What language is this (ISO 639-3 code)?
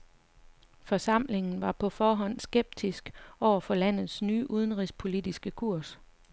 dan